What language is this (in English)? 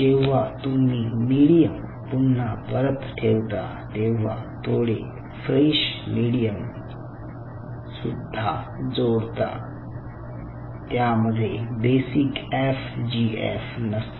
Marathi